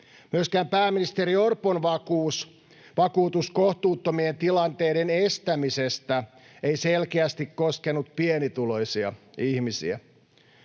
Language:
Finnish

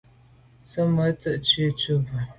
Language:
Medumba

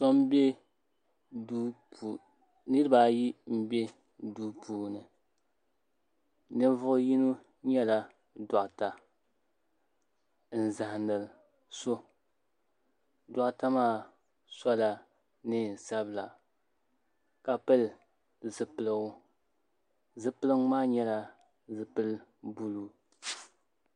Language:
Dagbani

